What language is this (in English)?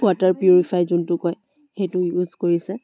Assamese